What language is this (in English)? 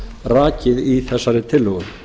Icelandic